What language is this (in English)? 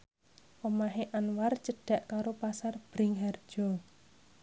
Javanese